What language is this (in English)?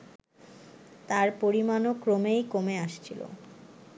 Bangla